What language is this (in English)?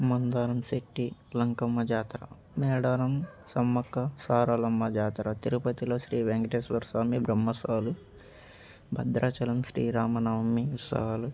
Telugu